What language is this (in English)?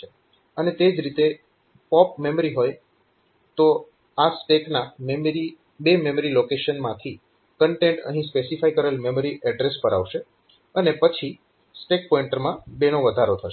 Gujarati